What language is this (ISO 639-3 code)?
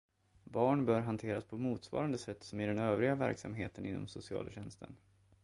swe